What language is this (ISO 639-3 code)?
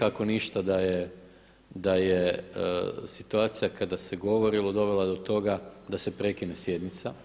hrv